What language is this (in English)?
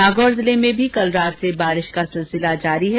Hindi